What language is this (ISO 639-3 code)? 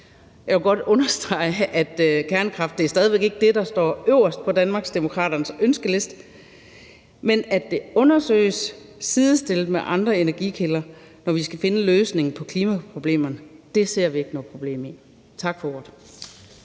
dan